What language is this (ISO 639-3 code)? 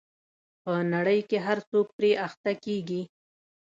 pus